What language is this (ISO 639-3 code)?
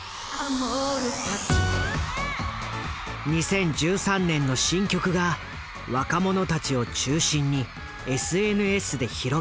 jpn